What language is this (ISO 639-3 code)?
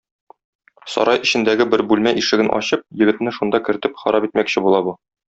tat